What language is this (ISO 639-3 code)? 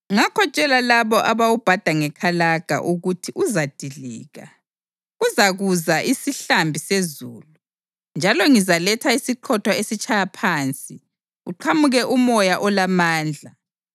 nde